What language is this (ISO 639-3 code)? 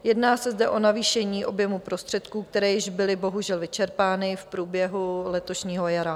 ces